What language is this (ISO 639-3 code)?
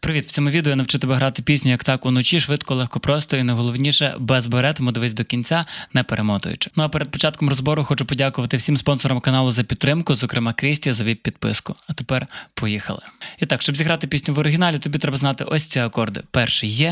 ukr